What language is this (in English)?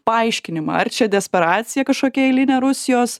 Lithuanian